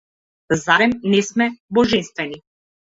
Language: Macedonian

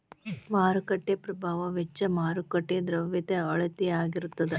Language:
Kannada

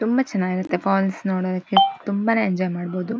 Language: Kannada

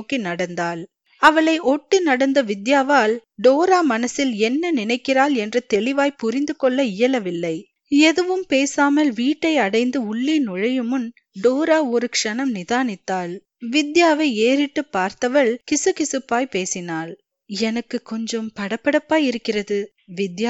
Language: Tamil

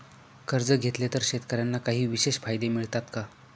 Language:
Marathi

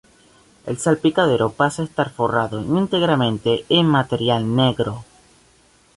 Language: Spanish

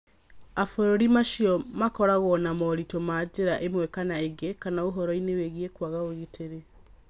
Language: Kikuyu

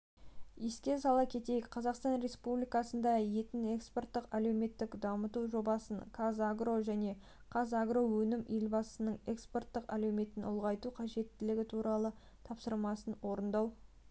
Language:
Kazakh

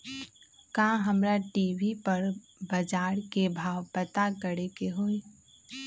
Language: Magahi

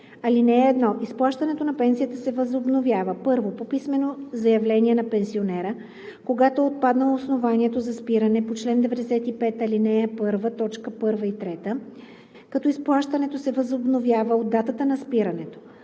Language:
Bulgarian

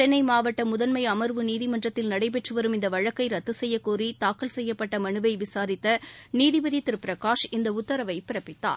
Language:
Tamil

